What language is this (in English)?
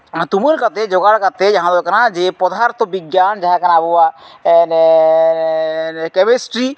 Santali